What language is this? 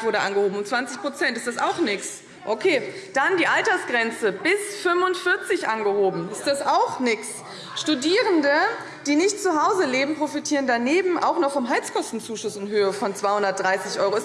German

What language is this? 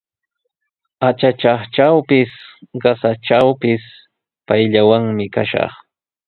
Sihuas Ancash Quechua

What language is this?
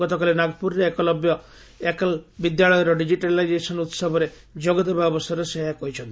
Odia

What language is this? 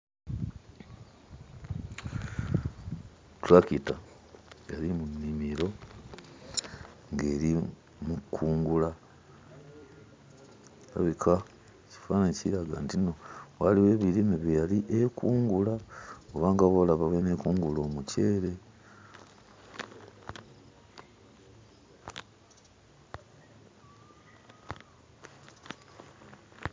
Ganda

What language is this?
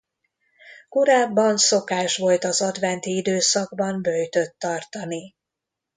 Hungarian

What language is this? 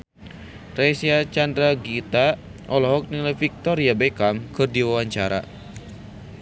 Sundanese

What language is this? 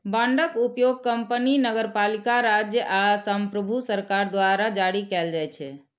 Maithili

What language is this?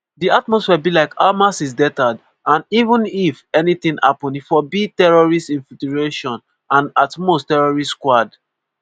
Nigerian Pidgin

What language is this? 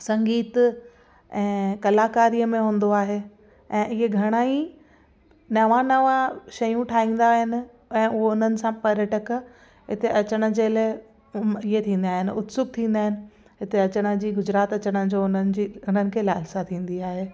Sindhi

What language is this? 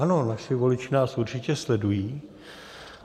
Czech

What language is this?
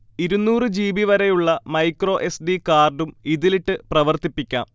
Malayalam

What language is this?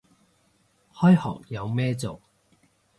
Cantonese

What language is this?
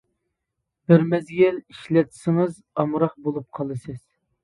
Uyghur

